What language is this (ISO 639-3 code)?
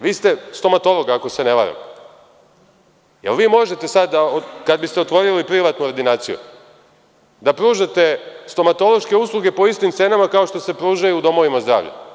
srp